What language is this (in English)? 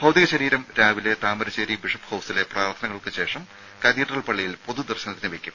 Malayalam